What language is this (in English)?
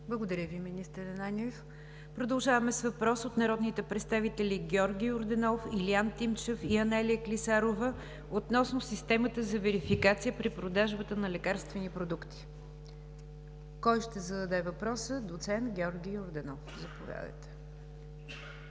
Bulgarian